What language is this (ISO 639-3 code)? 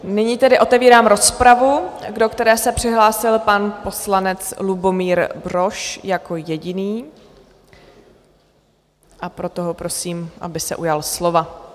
ces